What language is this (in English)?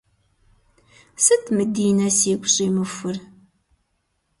Kabardian